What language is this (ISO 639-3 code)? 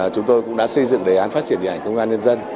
vie